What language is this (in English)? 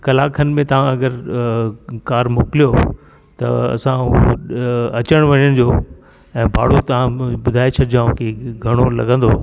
Sindhi